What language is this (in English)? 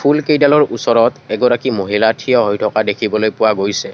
Assamese